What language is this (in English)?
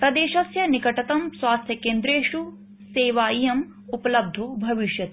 Sanskrit